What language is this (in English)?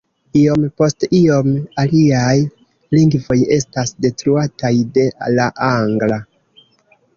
Esperanto